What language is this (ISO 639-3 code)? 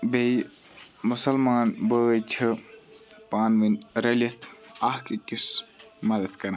kas